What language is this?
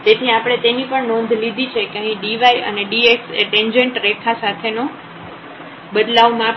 Gujarati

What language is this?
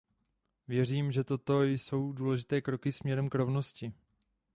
Czech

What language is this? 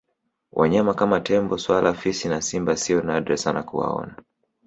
Swahili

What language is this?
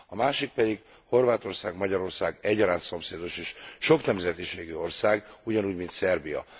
Hungarian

